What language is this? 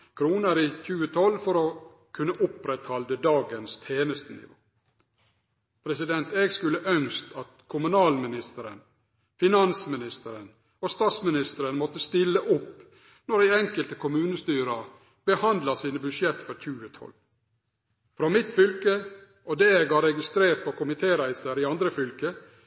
Norwegian Nynorsk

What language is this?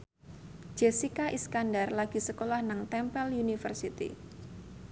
Javanese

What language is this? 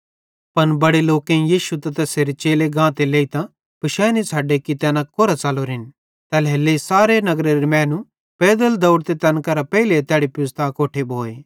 Bhadrawahi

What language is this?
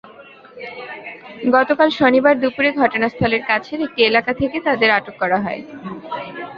Bangla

